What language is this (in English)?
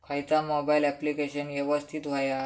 Marathi